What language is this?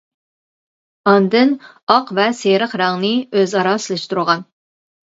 Uyghur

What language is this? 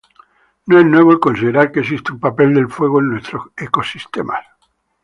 Spanish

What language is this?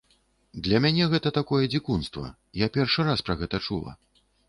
Belarusian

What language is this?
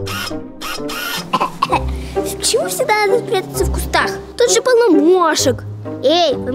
Russian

